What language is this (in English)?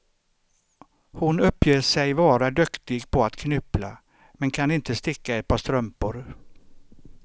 Swedish